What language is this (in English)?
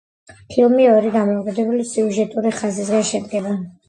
Georgian